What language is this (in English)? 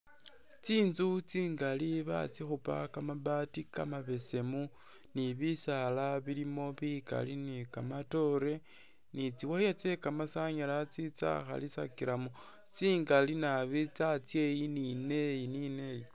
Masaaba